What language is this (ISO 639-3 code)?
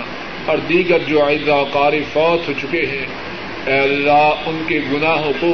urd